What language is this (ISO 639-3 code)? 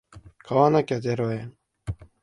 jpn